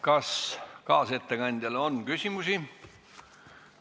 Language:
Estonian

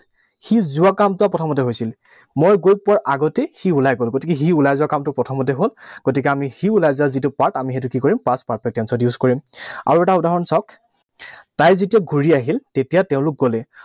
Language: Assamese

